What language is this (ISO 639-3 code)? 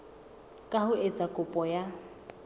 sot